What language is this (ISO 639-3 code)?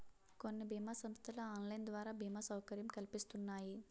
tel